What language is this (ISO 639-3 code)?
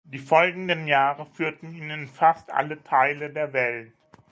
deu